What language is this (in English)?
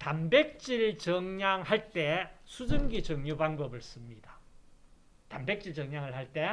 Korean